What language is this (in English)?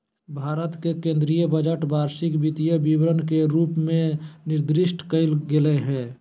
Magahi